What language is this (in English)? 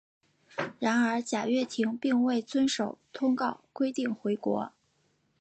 Chinese